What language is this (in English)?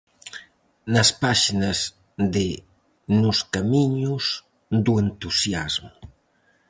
Galician